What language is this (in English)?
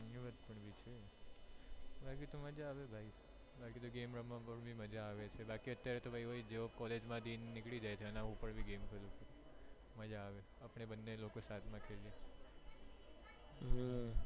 Gujarati